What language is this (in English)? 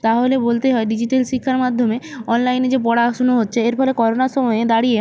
Bangla